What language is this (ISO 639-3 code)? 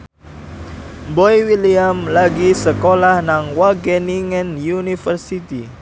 jav